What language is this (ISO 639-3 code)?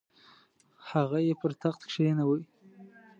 pus